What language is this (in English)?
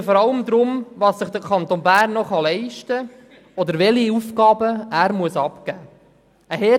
Swiss German